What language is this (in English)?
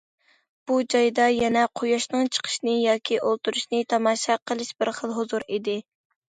Uyghur